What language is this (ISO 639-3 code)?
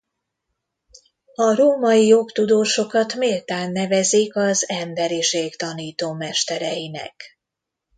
hun